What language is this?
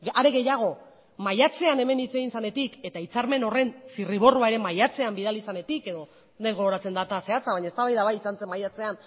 Basque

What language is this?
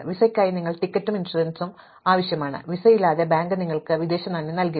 Malayalam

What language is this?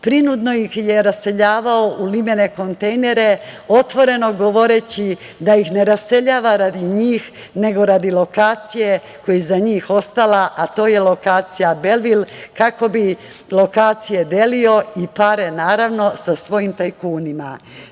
Serbian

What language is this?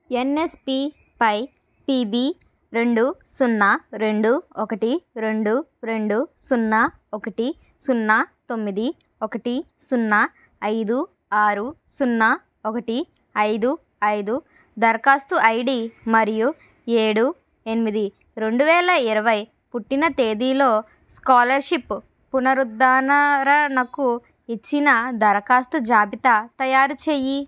Telugu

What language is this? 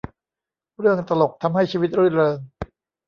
Thai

